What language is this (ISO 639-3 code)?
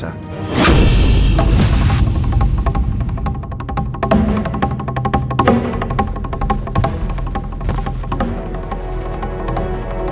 ind